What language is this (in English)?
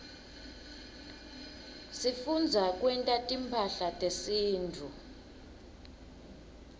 Swati